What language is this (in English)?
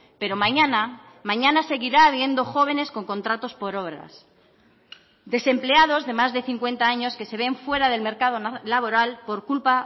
Spanish